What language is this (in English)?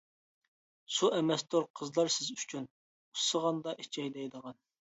Uyghur